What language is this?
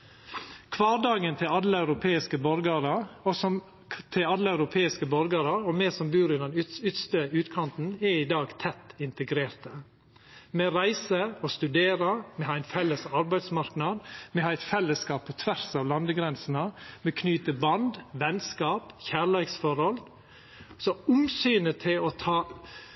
Norwegian Nynorsk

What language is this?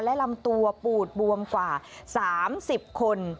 Thai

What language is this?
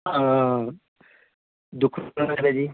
Punjabi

